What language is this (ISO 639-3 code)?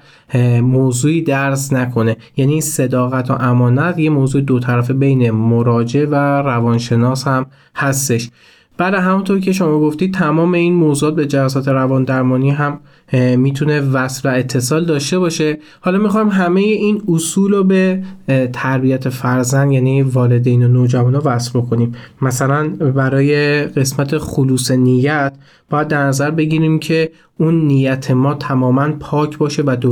fas